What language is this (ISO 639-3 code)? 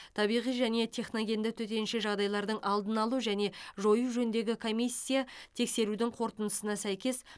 kaz